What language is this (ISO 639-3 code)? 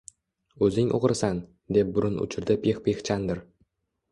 uzb